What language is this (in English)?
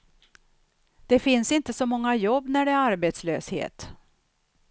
Swedish